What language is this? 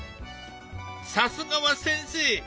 Japanese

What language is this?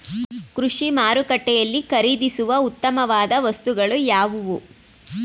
Kannada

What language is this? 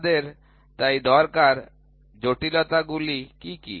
Bangla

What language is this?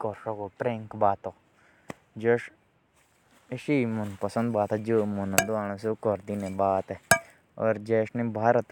Jaunsari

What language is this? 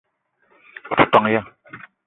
Eton (Cameroon)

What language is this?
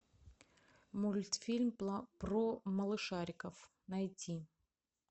Russian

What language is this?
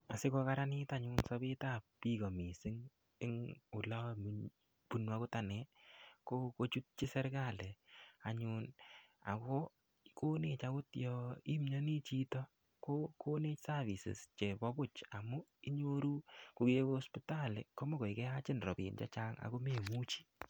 Kalenjin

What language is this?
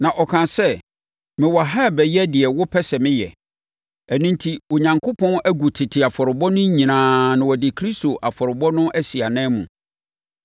Akan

